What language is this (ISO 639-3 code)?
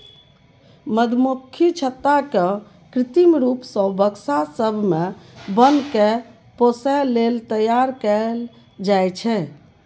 mai